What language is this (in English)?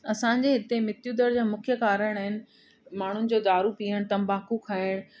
Sindhi